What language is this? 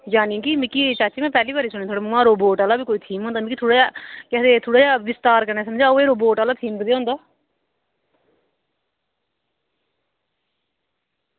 Dogri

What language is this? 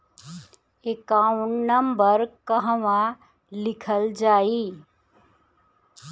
Bhojpuri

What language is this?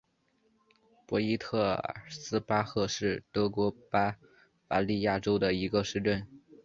Chinese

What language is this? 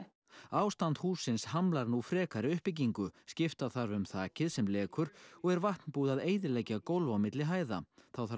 Icelandic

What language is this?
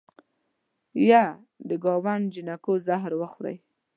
Pashto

